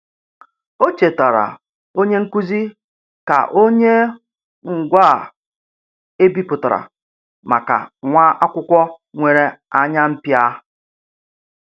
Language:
Igbo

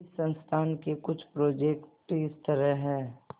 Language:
Hindi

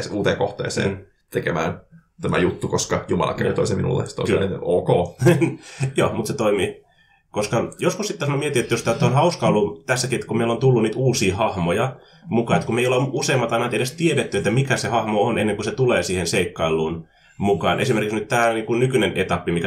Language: Finnish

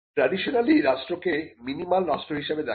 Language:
Bangla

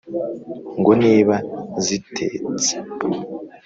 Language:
Kinyarwanda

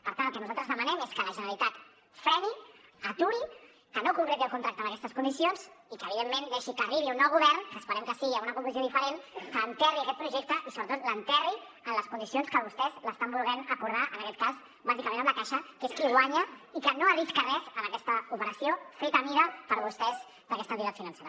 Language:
Catalan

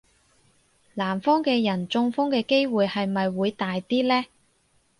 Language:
Cantonese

